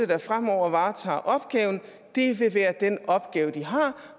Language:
Danish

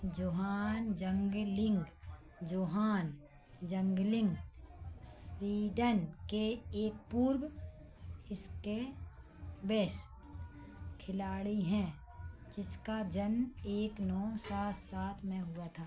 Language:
Hindi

